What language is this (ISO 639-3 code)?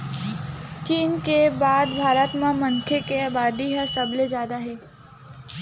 hne